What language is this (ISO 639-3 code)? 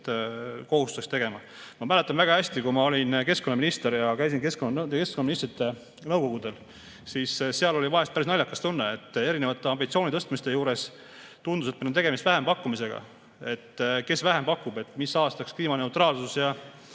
est